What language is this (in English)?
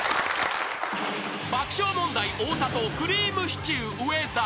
Japanese